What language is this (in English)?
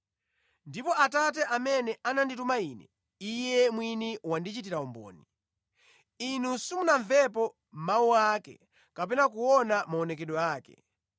Nyanja